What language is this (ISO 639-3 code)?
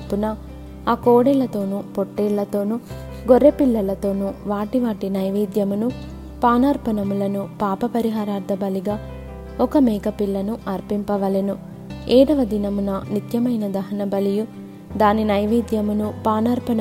tel